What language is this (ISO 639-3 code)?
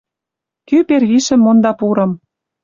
mrj